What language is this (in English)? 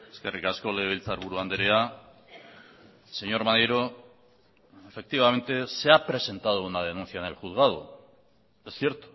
Spanish